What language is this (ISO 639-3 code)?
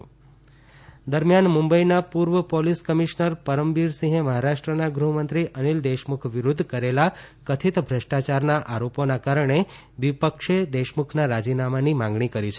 guj